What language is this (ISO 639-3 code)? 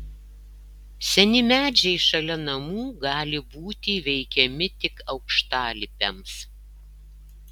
lit